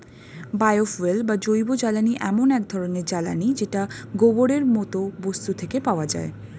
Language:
Bangla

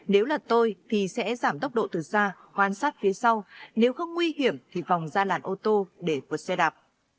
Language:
Vietnamese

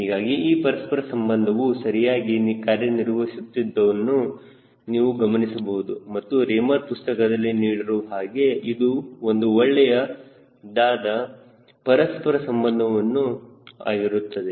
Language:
Kannada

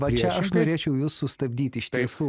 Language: Lithuanian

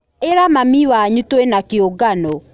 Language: Kikuyu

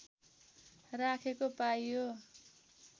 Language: Nepali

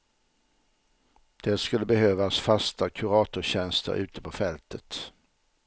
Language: Swedish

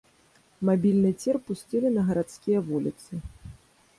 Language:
Belarusian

